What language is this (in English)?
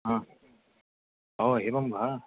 Sanskrit